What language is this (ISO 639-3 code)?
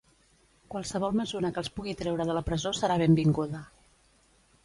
cat